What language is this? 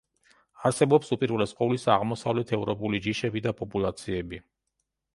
Georgian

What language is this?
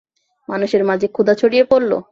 Bangla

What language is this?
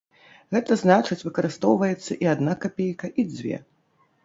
Belarusian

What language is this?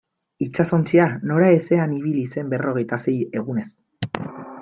Basque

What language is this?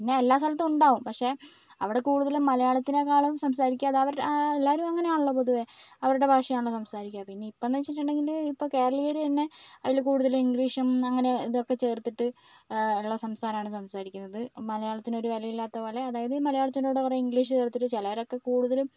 Malayalam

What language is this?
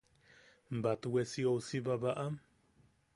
Yaqui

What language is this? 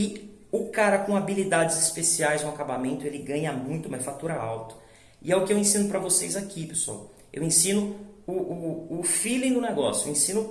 Portuguese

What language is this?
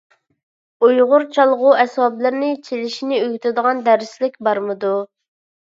Uyghur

